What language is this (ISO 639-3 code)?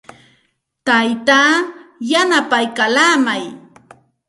qxt